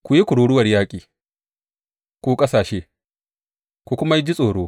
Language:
Hausa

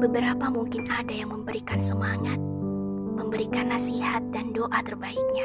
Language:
Indonesian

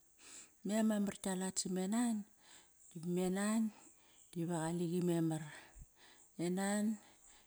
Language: Kairak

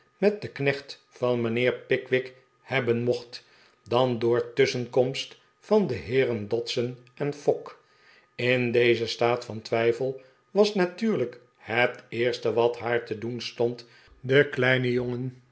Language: Dutch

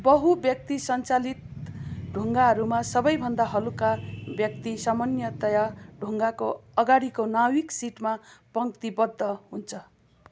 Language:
Nepali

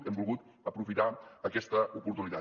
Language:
Catalan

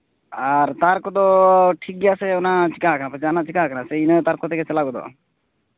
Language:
Santali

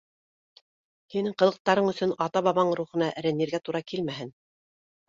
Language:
Bashkir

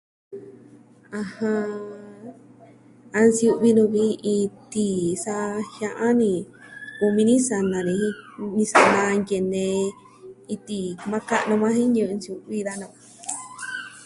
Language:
Southwestern Tlaxiaco Mixtec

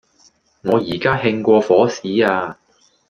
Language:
Cantonese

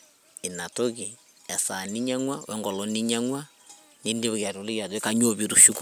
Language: Masai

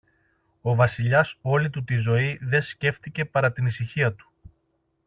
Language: Greek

